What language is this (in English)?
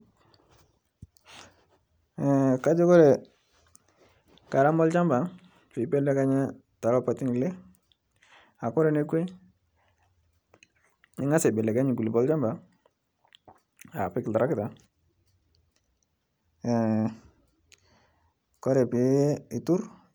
Masai